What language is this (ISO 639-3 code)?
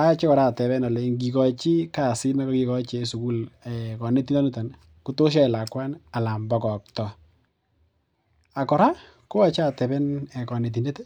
kln